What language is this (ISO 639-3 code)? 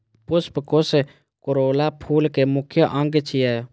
mai